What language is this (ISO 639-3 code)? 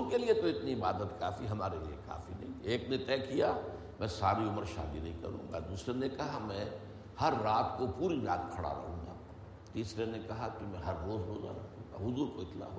urd